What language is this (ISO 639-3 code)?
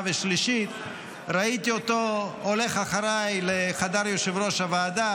heb